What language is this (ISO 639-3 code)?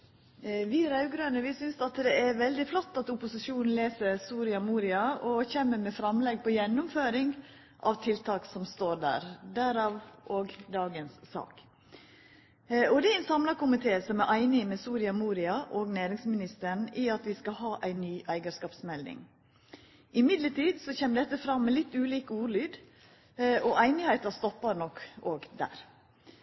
nor